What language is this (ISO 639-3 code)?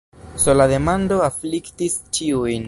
epo